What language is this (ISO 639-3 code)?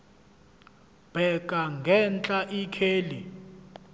zul